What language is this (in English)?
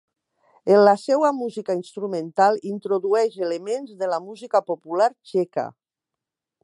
Catalan